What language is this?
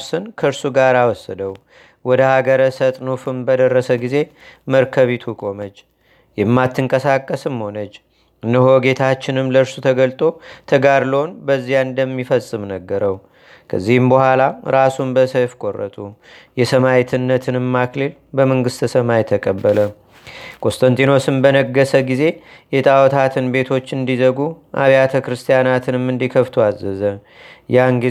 Amharic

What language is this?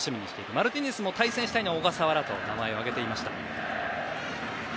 Japanese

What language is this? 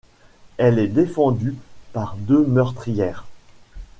French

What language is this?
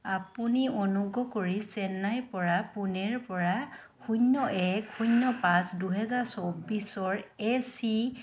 Assamese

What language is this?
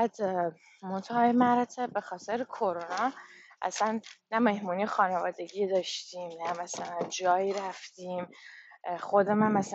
Persian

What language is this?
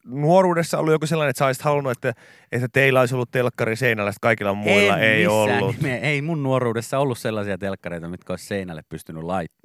Finnish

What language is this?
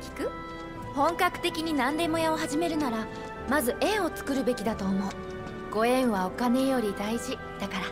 Japanese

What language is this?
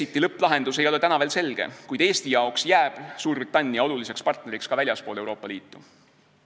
Estonian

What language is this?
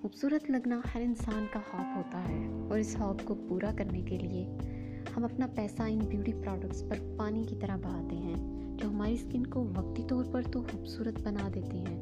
Urdu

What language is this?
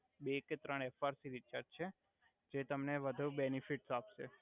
Gujarati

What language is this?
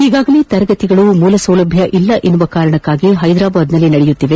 Kannada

